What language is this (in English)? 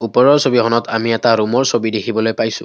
Assamese